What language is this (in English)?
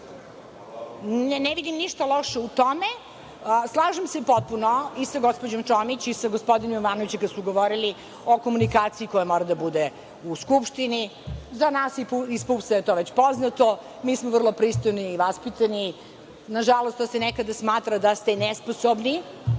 Serbian